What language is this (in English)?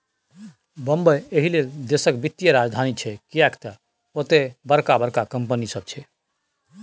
Maithili